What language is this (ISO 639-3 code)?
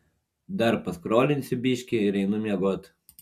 lit